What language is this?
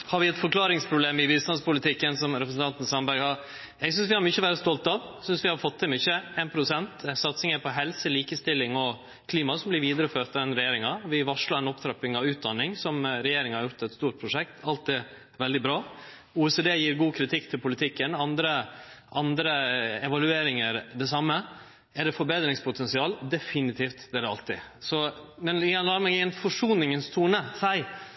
Norwegian Nynorsk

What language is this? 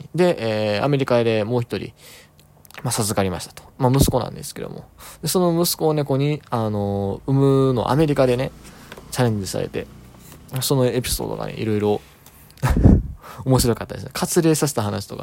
Japanese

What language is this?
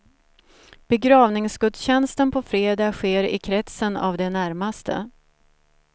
Swedish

